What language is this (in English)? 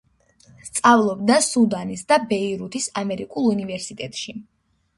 Georgian